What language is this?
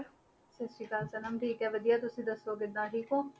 Punjabi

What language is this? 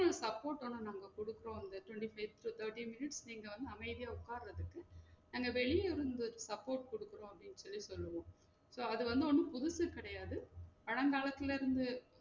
Tamil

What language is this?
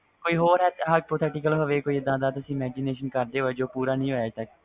Punjabi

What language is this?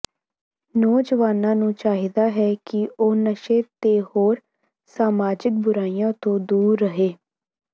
Punjabi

